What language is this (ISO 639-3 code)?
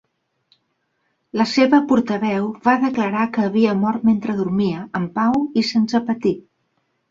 cat